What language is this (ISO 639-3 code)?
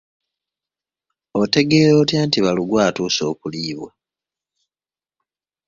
lug